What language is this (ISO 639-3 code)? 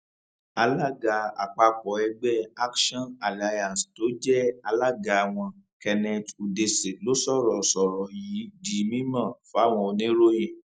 yor